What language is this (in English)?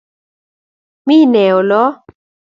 Kalenjin